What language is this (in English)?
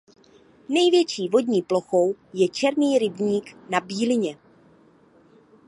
Czech